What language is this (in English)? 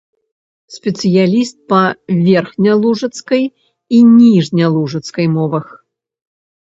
Belarusian